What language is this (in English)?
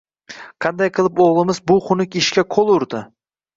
Uzbek